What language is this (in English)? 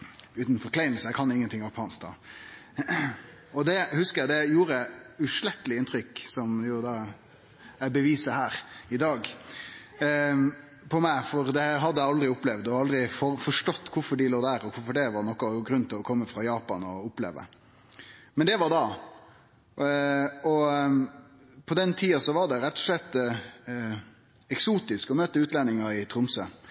Norwegian Nynorsk